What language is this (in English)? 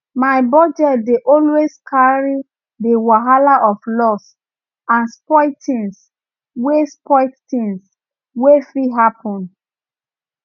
Nigerian Pidgin